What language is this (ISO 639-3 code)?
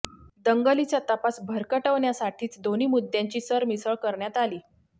mar